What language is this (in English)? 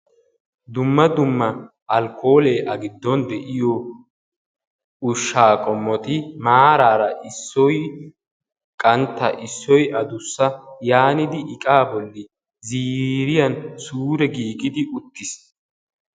Wolaytta